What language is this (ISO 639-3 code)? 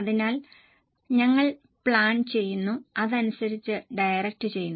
mal